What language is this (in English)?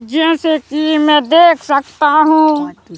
Hindi